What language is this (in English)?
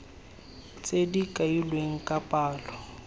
Tswana